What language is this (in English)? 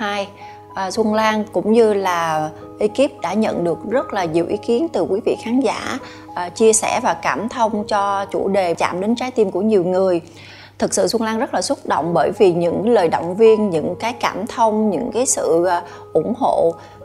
Vietnamese